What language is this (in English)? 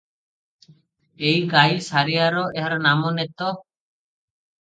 Odia